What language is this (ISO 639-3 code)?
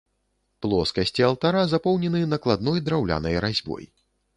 bel